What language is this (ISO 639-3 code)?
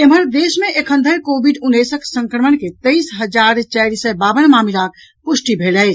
mai